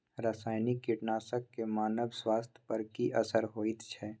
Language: Maithili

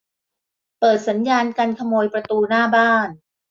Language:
Thai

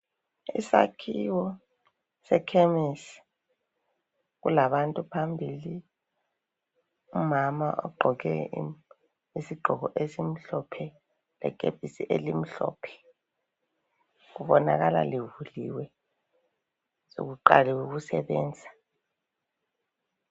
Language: North Ndebele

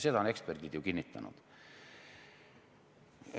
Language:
Estonian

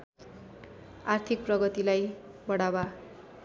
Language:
Nepali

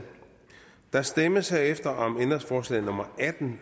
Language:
Danish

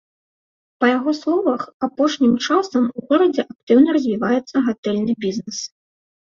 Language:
Belarusian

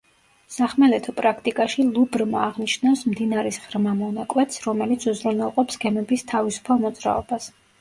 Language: Georgian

